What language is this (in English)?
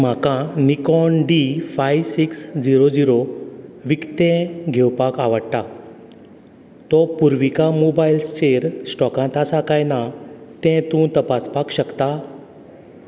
Konkani